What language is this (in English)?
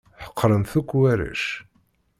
Kabyle